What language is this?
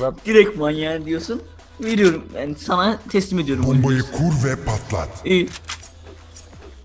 Turkish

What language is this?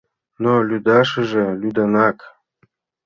Mari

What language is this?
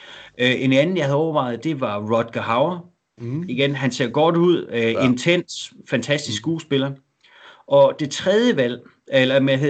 Danish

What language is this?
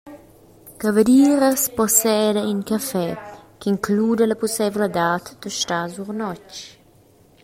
Romansh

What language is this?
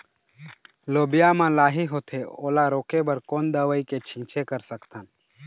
Chhattisgarhi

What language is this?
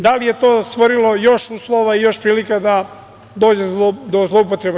Serbian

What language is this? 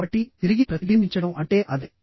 Telugu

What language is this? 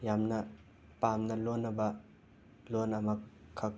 Manipuri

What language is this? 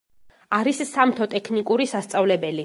Georgian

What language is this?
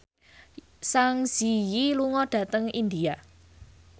Javanese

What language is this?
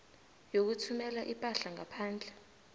South Ndebele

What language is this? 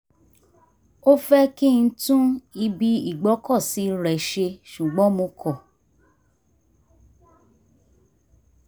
Yoruba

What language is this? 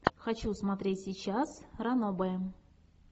Russian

